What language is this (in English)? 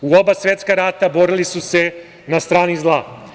Serbian